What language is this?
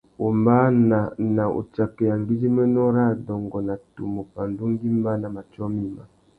Tuki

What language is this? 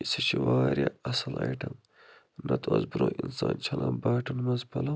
Kashmiri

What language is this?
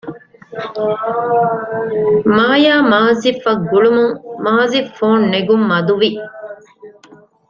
Divehi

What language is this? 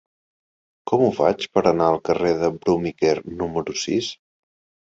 Catalan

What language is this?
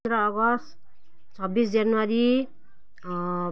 Nepali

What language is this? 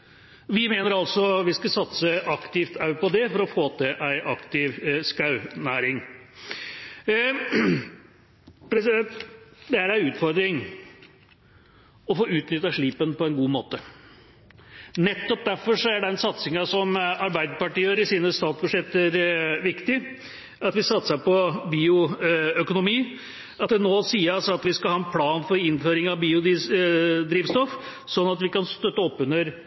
Norwegian Bokmål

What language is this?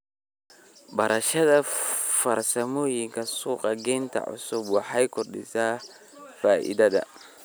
Somali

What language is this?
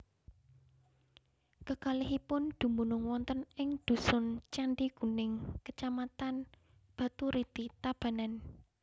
Javanese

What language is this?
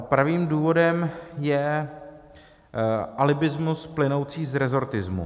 Czech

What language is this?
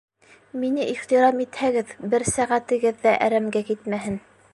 Bashkir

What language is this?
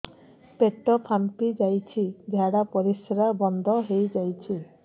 Odia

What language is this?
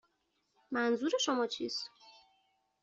Persian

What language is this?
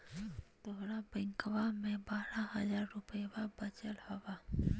Magahi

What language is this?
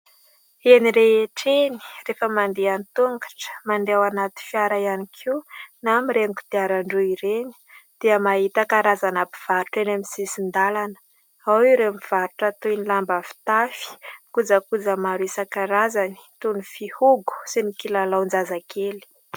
Malagasy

